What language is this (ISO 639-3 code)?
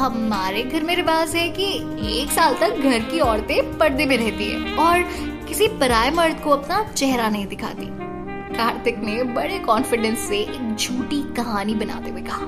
hin